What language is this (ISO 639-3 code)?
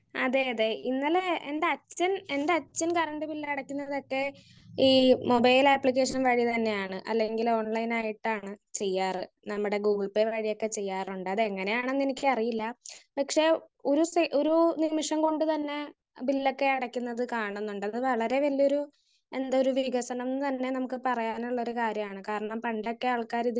mal